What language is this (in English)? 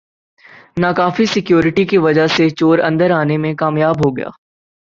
Urdu